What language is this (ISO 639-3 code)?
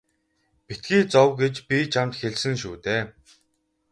mon